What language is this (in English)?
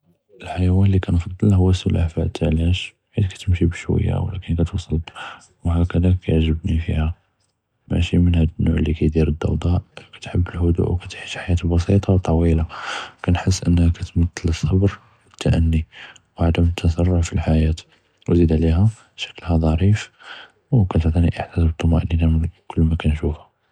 Judeo-Arabic